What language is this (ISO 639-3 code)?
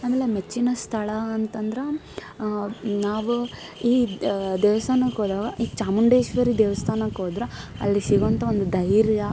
kan